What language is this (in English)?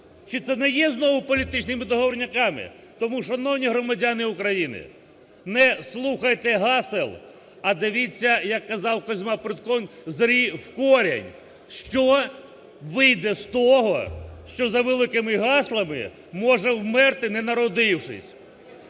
Ukrainian